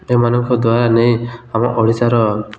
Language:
Odia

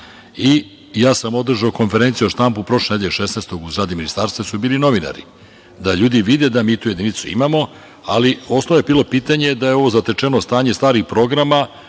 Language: Serbian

